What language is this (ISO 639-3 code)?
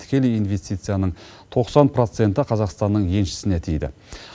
kaz